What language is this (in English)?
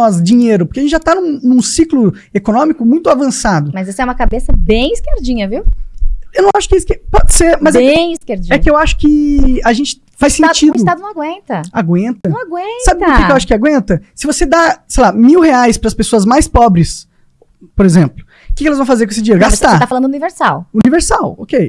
Portuguese